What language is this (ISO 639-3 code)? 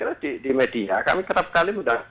ind